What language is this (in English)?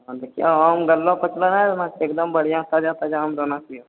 Maithili